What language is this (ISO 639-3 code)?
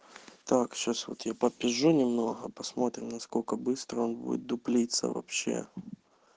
rus